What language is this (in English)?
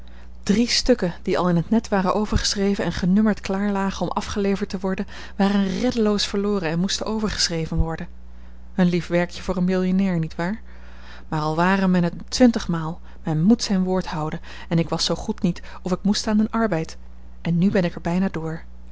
Dutch